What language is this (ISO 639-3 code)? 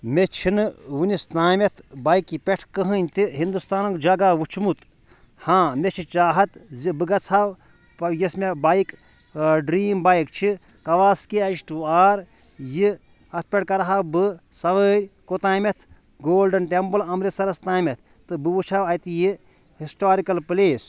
kas